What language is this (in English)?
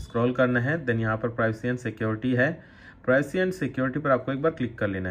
Hindi